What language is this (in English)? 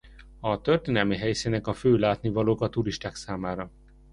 Hungarian